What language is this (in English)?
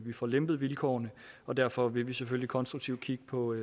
Danish